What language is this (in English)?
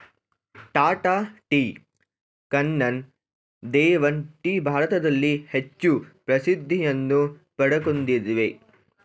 Kannada